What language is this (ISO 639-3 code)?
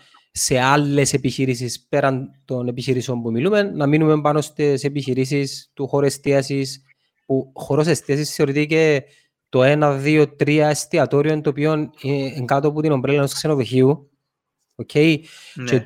ell